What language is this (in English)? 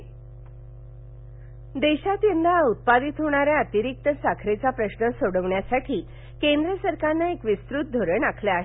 Marathi